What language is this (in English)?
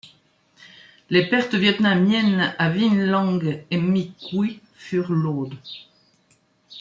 French